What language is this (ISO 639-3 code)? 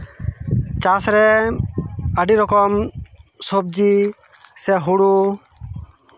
sat